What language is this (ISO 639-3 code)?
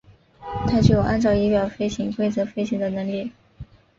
zho